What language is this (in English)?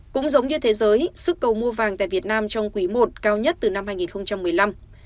Vietnamese